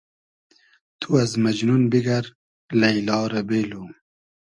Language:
Hazaragi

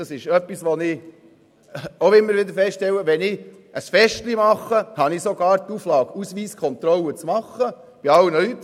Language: Swiss German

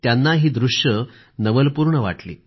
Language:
Marathi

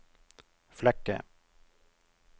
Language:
Norwegian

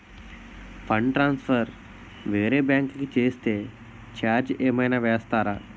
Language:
Telugu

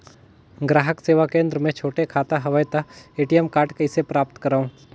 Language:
Chhattisgarhi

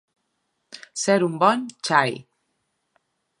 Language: Catalan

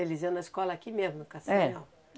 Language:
Portuguese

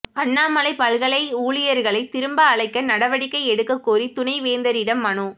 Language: Tamil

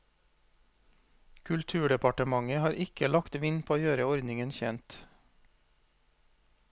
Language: Norwegian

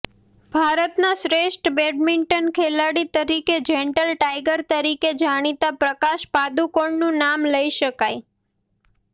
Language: Gujarati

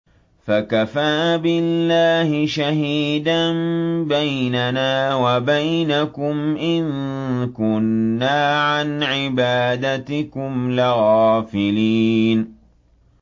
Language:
Arabic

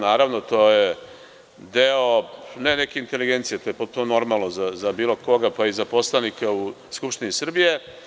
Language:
Serbian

